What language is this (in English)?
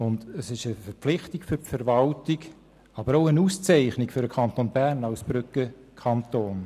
Swiss German